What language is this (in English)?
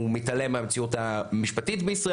Hebrew